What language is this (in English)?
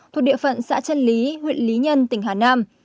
Vietnamese